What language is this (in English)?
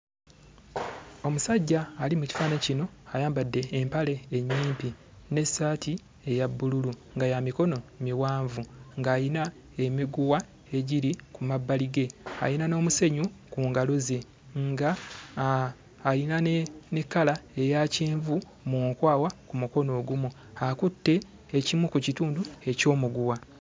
Ganda